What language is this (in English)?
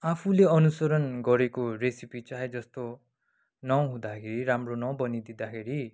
Nepali